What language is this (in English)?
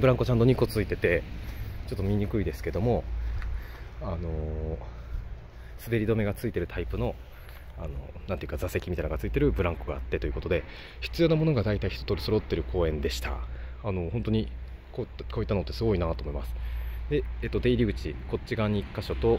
Japanese